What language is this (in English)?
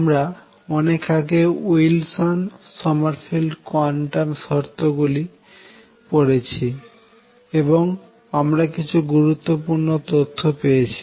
Bangla